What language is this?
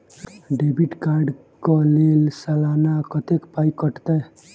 Maithili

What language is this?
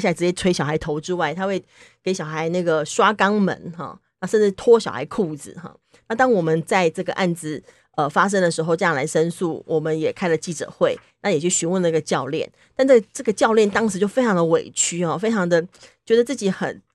Chinese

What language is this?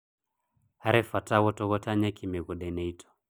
Kikuyu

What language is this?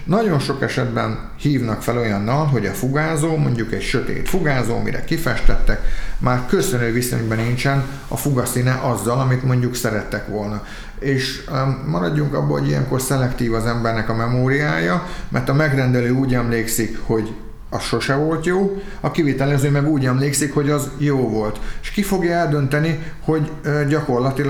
Hungarian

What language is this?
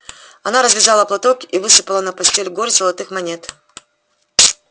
Russian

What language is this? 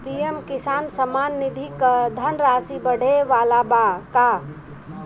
Bhojpuri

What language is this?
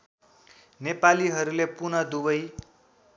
Nepali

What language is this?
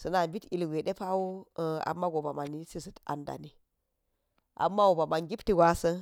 Geji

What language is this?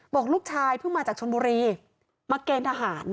Thai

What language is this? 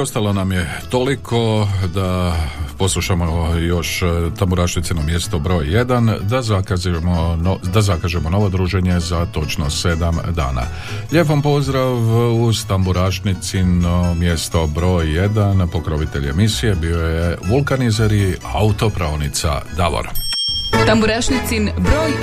Croatian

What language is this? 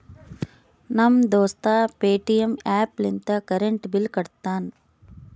Kannada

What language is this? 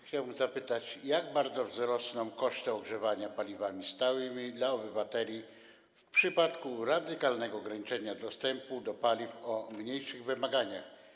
Polish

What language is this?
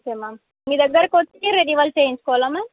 Telugu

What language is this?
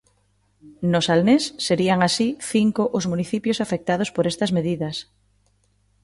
Galician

